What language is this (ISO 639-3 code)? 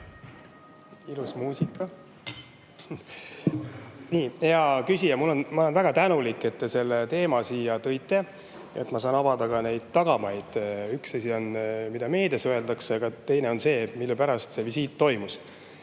est